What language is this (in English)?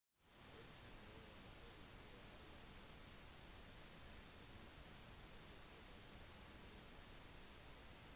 Norwegian Bokmål